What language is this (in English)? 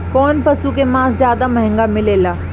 Bhojpuri